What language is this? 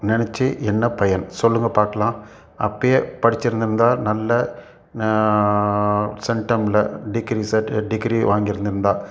Tamil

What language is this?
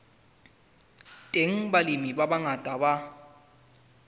Southern Sotho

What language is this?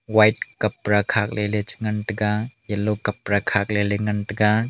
Wancho Naga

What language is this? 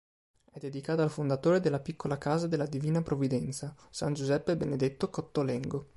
Italian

